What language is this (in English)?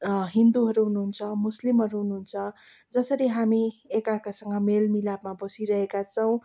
Nepali